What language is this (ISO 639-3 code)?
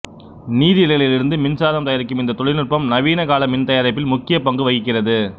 tam